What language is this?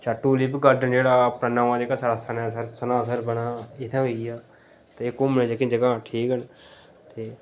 Dogri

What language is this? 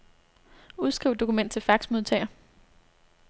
Danish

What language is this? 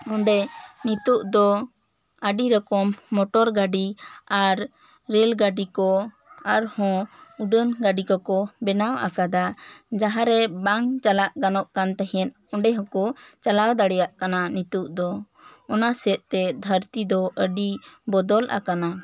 Santali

